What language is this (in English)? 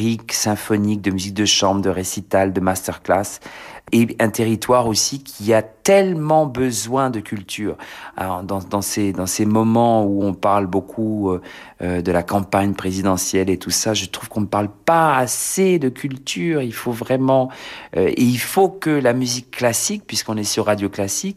French